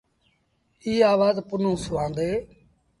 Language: Sindhi Bhil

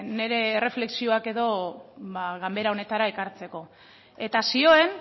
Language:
Basque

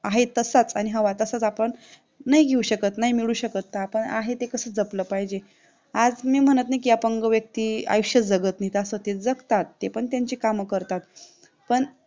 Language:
Marathi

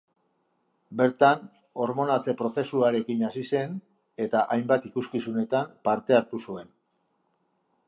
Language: Basque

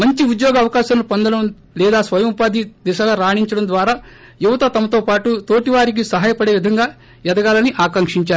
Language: Telugu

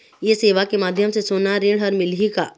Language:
Chhattisgarhi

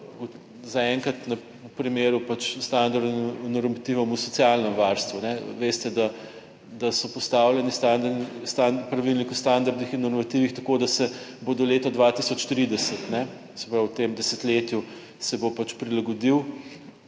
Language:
Slovenian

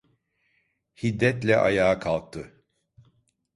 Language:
Turkish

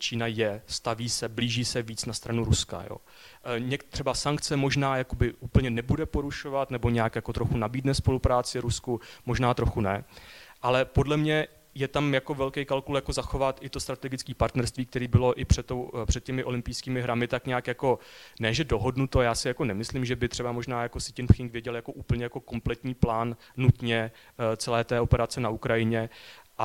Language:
Czech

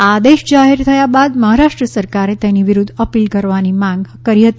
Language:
Gujarati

